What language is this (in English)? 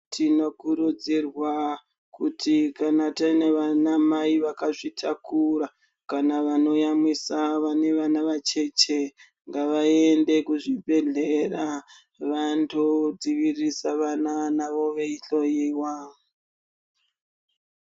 Ndau